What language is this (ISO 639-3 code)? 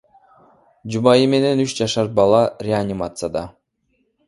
kir